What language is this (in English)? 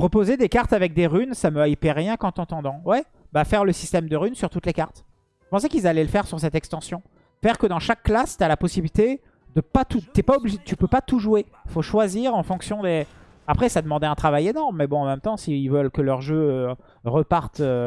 French